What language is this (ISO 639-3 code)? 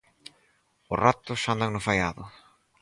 glg